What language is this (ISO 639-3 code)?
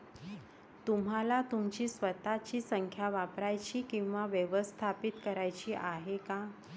mar